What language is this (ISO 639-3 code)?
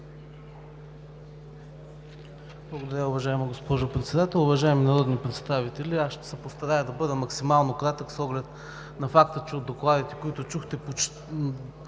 bul